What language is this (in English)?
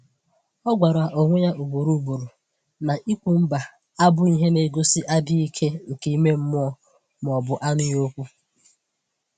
Igbo